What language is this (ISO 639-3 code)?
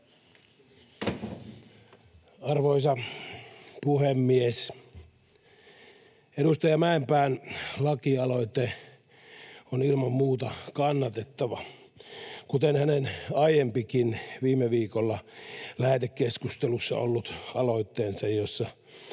fin